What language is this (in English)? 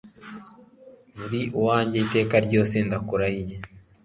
Kinyarwanda